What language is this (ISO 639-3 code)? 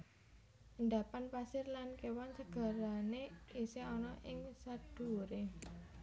jav